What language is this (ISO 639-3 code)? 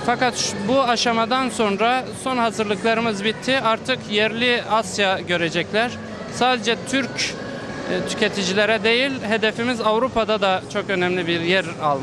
tur